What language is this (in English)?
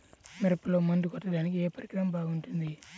Telugu